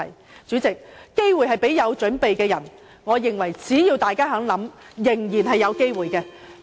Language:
Cantonese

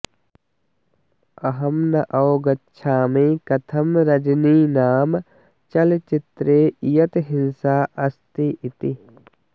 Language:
Sanskrit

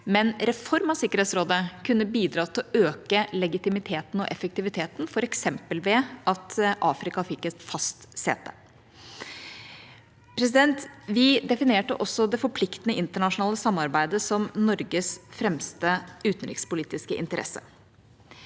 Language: Norwegian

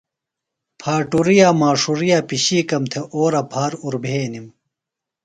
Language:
Phalura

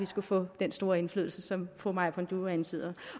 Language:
Danish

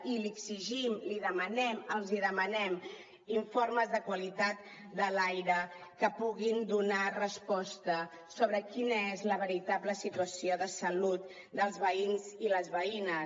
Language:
Catalan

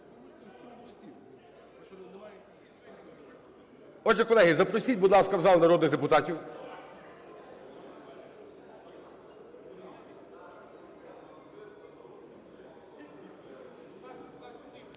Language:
Ukrainian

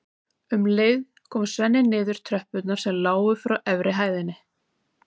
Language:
Icelandic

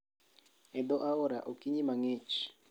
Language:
Luo (Kenya and Tanzania)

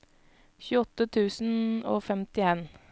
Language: Norwegian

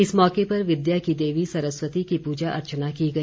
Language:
Hindi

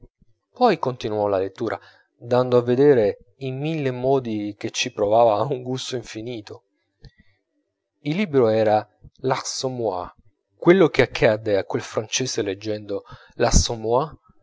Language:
Italian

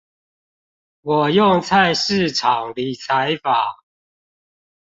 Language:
Chinese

